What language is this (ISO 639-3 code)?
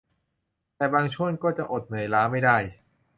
tha